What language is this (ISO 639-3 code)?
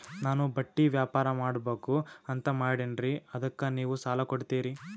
kan